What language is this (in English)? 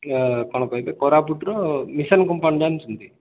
Odia